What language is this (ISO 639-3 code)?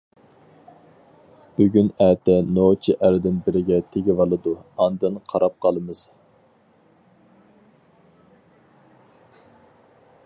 uig